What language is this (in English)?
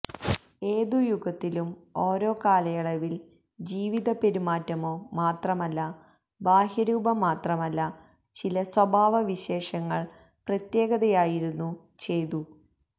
Malayalam